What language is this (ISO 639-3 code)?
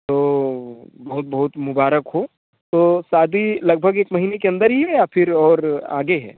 hin